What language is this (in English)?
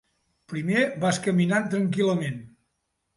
Catalan